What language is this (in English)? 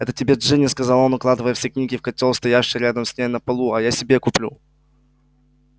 Russian